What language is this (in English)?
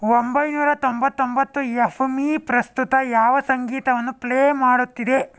Kannada